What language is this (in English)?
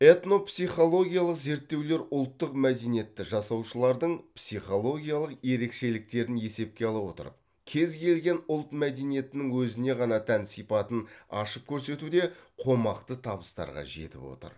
Kazakh